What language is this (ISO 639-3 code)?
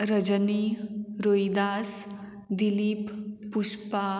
kok